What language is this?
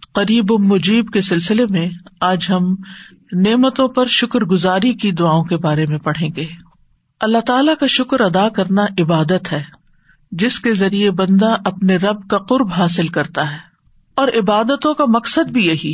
Urdu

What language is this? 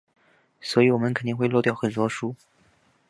Chinese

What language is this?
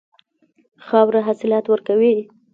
Pashto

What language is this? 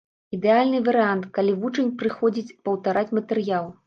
Belarusian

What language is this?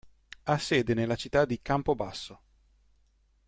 Italian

